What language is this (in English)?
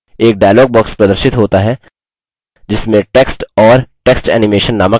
Hindi